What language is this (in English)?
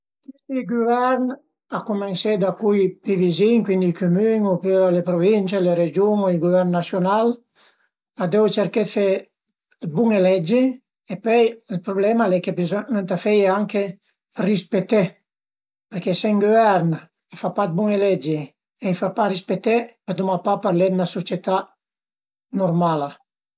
Piedmontese